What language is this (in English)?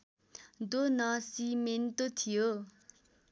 Nepali